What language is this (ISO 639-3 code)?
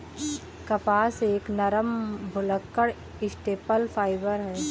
hin